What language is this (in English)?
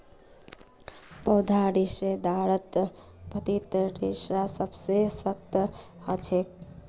Magahi